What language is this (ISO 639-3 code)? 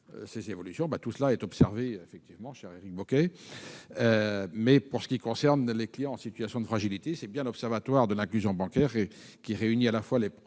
fra